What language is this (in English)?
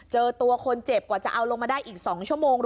Thai